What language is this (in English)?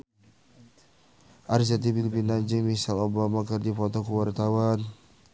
Sundanese